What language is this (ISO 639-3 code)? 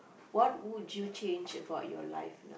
eng